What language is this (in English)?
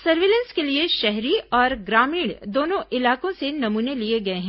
Hindi